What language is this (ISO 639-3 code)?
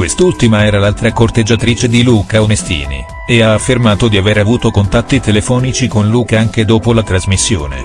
ita